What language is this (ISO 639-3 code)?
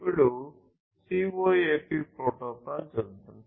tel